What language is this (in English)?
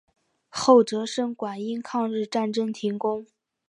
Chinese